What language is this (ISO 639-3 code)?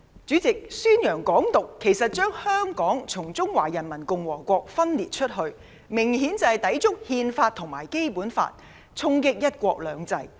yue